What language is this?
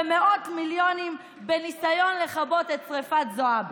Hebrew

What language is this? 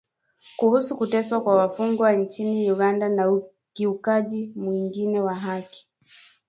Swahili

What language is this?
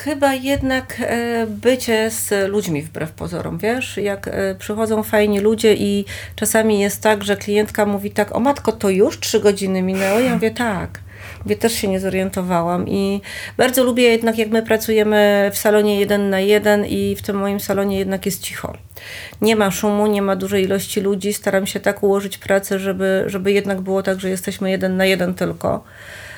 Polish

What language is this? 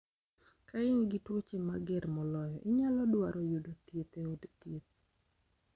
Luo (Kenya and Tanzania)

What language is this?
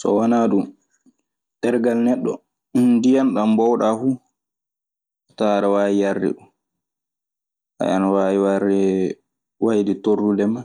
Maasina Fulfulde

